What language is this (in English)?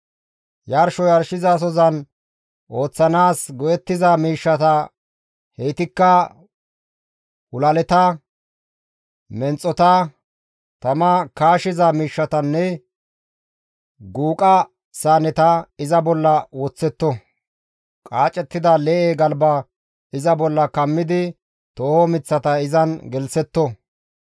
Gamo